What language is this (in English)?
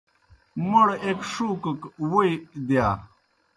Kohistani Shina